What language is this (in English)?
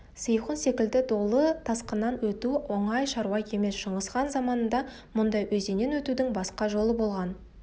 Kazakh